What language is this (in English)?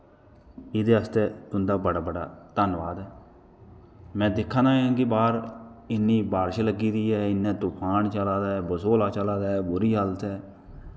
Dogri